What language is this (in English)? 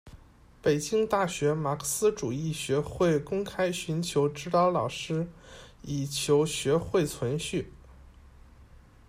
Chinese